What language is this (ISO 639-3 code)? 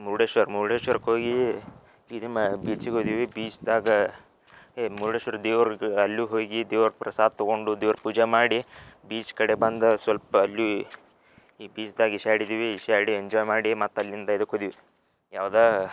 kan